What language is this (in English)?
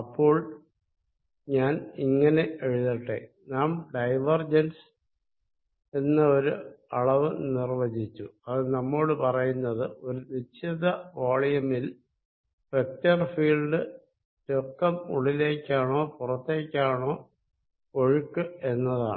Malayalam